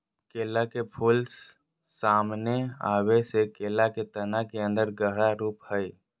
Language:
Magahi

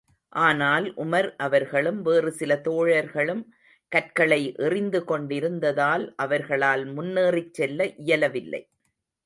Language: Tamil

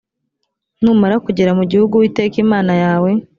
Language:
Kinyarwanda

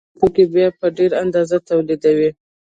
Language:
Pashto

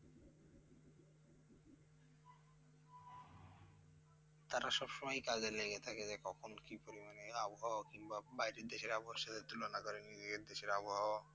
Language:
Bangla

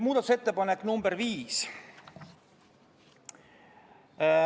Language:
Estonian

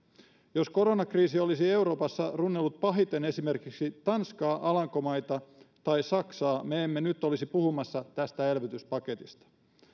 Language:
Finnish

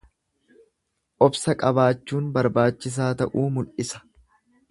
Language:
Oromo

